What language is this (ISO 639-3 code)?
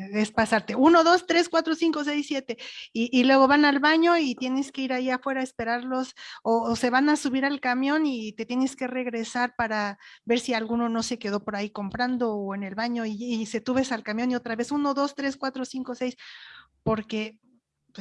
spa